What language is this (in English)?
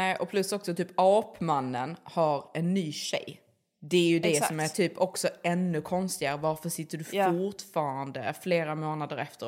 Swedish